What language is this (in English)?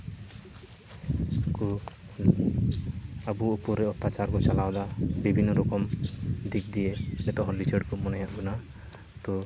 Santali